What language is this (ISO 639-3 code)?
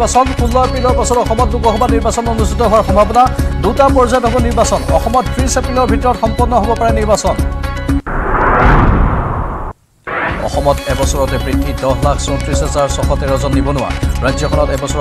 ara